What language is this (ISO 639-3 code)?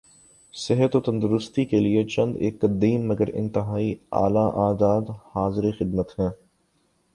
urd